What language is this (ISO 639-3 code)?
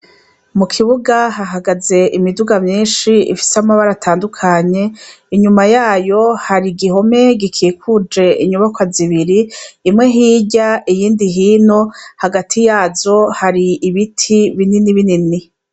run